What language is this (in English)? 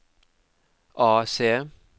Norwegian